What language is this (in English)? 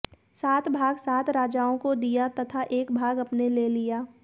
Hindi